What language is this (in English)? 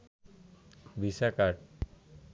Bangla